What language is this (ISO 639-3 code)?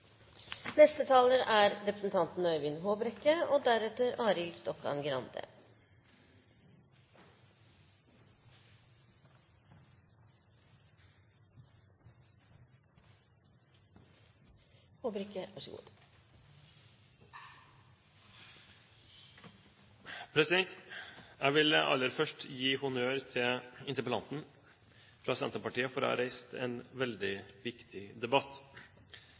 nob